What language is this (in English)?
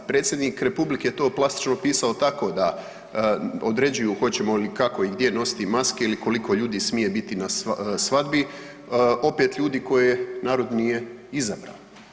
Croatian